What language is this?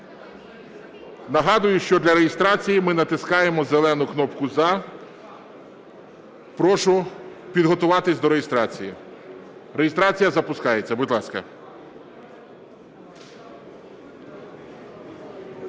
Ukrainian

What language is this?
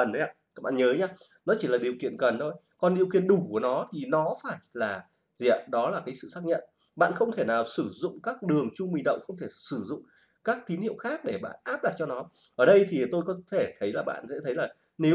Vietnamese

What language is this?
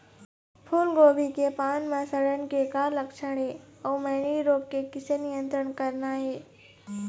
Chhattisgarhi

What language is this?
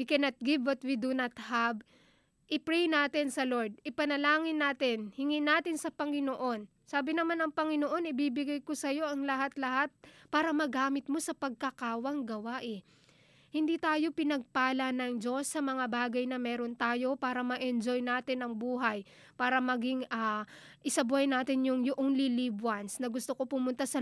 Filipino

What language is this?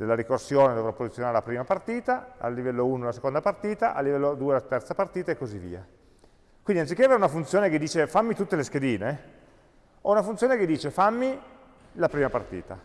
Italian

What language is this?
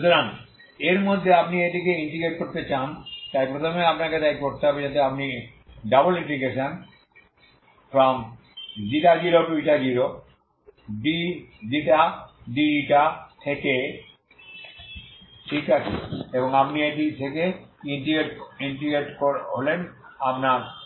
Bangla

